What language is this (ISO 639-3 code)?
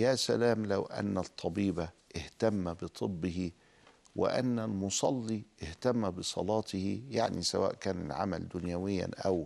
ara